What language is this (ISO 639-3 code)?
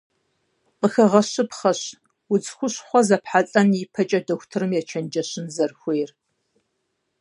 kbd